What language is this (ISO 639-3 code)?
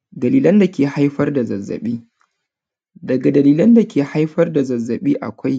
hau